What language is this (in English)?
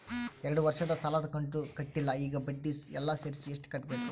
Kannada